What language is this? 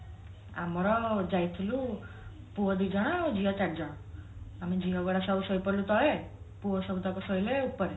Odia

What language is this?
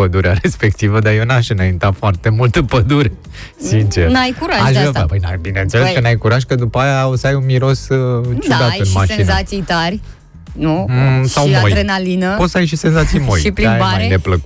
Romanian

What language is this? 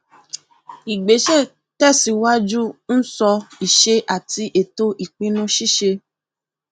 Yoruba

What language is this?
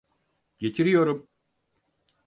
Turkish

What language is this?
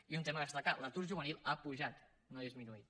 Catalan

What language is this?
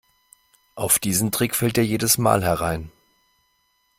German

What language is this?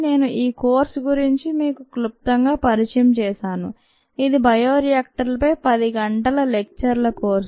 Telugu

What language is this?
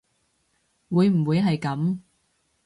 Cantonese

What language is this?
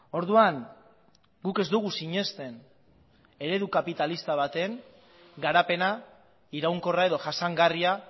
Basque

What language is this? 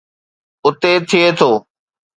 Sindhi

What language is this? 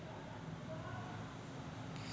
Marathi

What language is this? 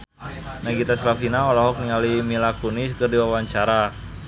Sundanese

